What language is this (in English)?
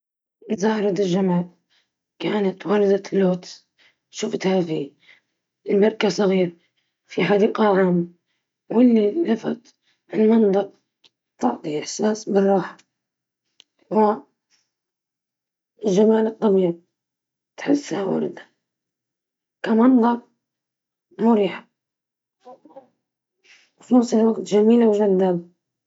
Libyan Arabic